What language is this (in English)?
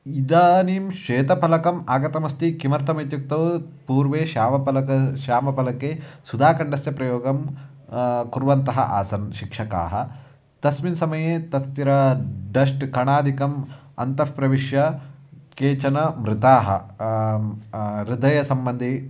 Sanskrit